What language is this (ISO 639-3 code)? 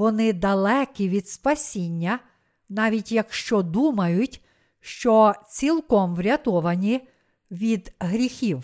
ukr